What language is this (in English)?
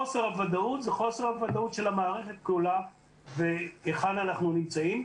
Hebrew